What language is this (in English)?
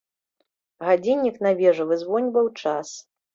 Belarusian